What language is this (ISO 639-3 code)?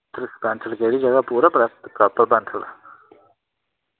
doi